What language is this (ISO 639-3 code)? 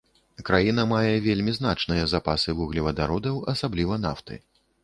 bel